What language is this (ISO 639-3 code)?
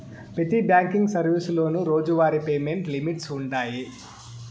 tel